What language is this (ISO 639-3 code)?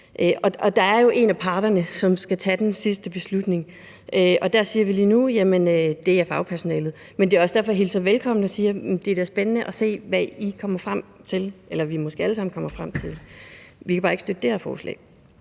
dan